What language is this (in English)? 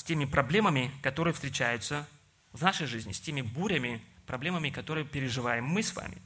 Russian